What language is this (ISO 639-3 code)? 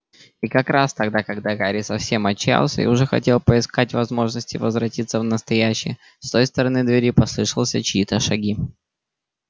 rus